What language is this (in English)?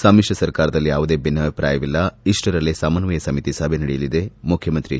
Kannada